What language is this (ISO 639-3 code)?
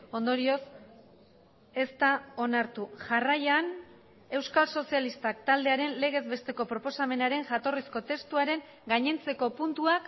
eus